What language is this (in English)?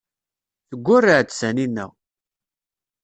Kabyle